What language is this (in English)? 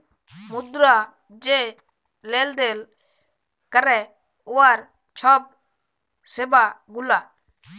Bangla